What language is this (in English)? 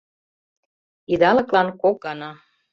Mari